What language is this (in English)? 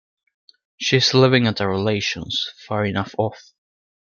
English